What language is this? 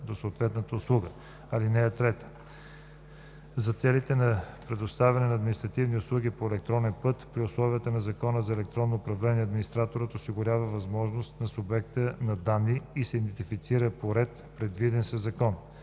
Bulgarian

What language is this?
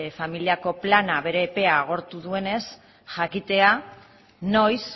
Basque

